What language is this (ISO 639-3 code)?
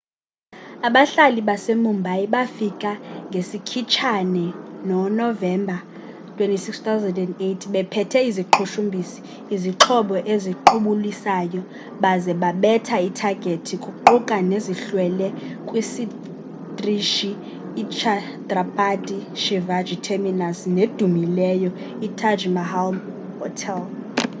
xho